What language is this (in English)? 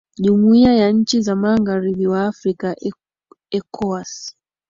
Swahili